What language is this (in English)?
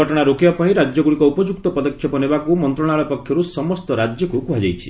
Odia